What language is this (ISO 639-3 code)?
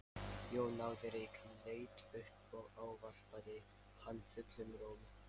isl